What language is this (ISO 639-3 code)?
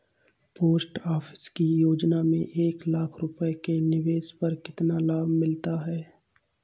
hin